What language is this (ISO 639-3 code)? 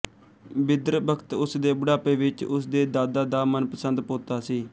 pan